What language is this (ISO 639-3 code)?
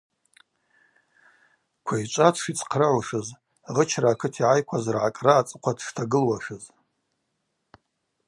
abq